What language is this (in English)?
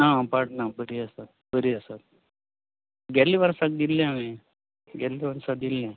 Konkani